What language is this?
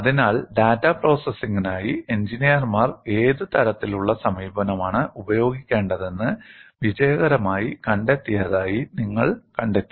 Malayalam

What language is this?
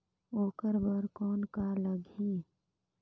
Chhattisgarhi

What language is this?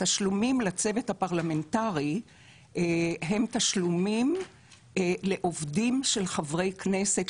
Hebrew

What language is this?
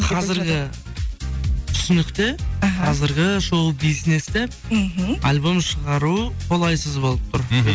Kazakh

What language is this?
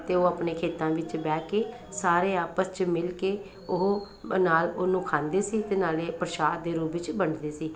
Punjabi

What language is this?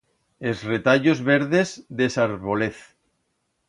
Aragonese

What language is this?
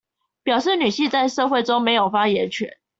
Chinese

